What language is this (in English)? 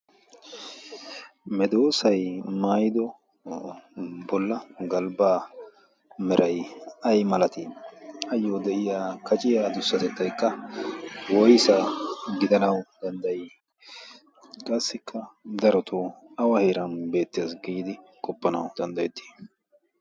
Wolaytta